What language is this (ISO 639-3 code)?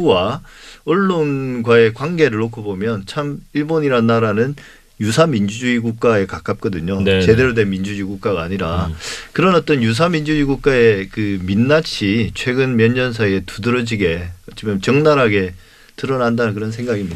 kor